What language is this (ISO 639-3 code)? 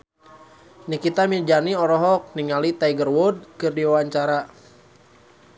sun